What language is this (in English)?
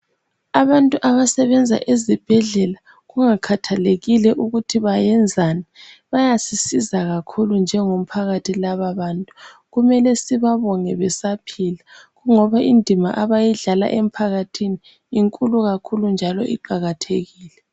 North Ndebele